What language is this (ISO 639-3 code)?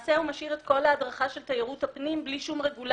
heb